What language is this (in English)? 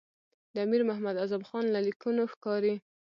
Pashto